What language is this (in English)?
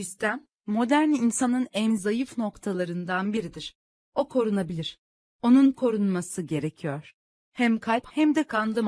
Turkish